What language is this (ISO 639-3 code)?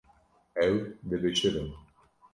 kur